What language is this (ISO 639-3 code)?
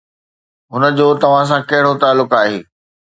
snd